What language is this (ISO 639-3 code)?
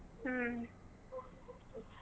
kan